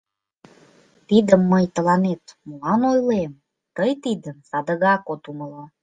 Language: Mari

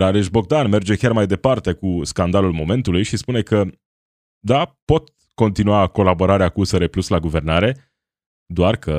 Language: Romanian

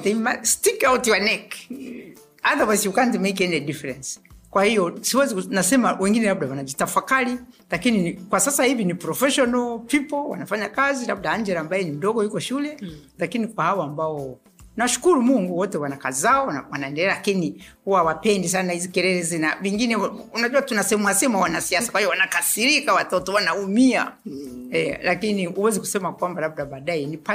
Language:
Swahili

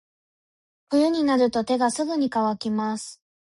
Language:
Japanese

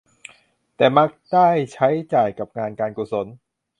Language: Thai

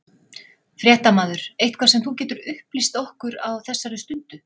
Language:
Icelandic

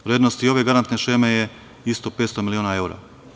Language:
Serbian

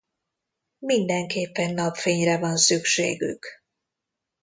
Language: Hungarian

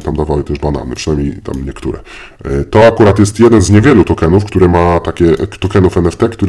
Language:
Polish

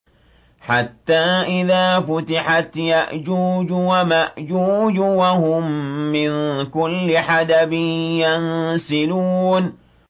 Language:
Arabic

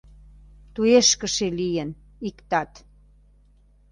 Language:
Mari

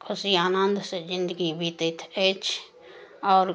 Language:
Maithili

